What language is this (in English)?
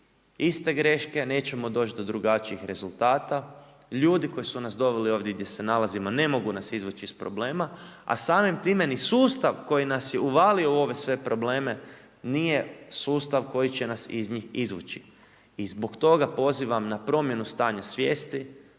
Croatian